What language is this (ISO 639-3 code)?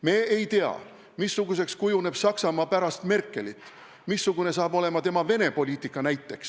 est